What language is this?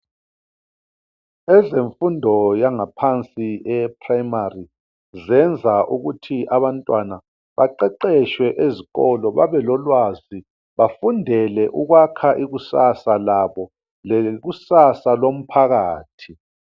North Ndebele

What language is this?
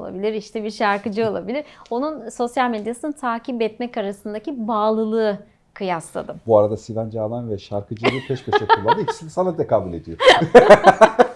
Turkish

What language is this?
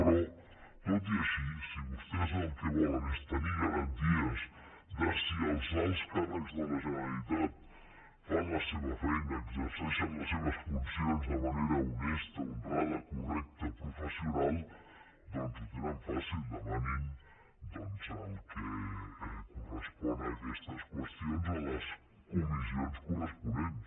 Catalan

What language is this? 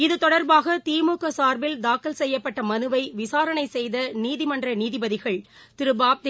Tamil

